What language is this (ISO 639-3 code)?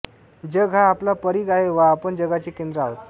mar